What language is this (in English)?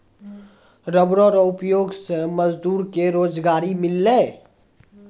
Maithili